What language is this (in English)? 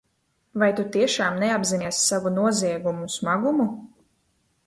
Latvian